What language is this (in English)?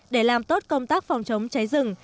Vietnamese